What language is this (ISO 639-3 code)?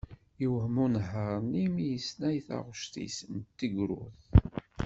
kab